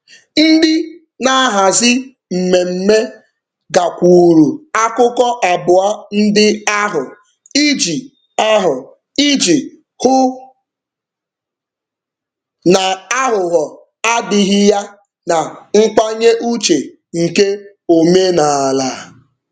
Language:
Igbo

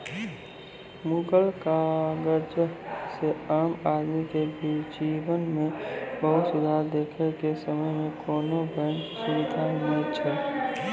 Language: Maithili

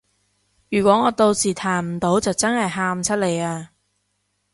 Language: Cantonese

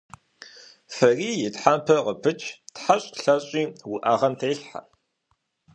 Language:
Kabardian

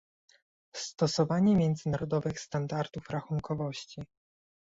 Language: Polish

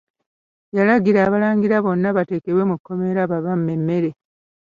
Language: Ganda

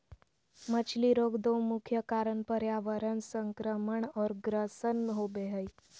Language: Magahi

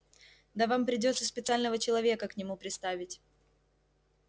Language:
Russian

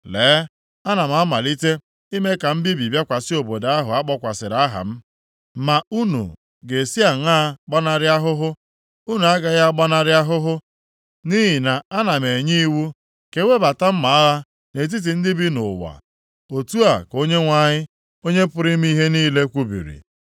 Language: Igbo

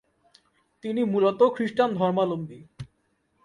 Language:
Bangla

